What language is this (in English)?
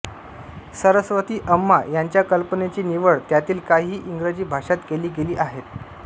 Marathi